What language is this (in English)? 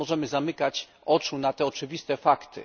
Polish